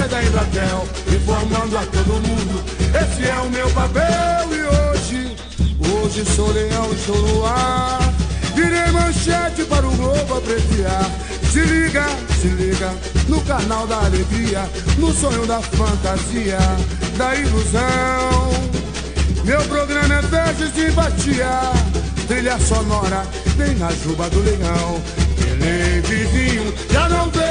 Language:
Portuguese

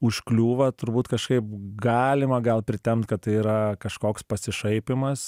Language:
Lithuanian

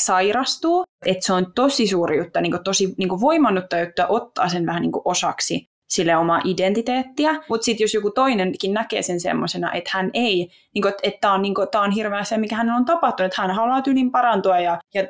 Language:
Finnish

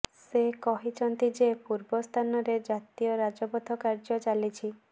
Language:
Odia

